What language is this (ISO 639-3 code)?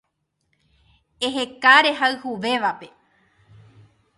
grn